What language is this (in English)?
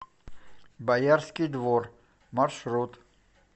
Russian